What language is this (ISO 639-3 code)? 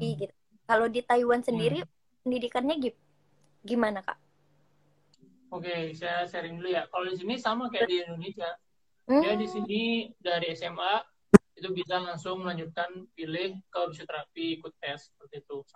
ind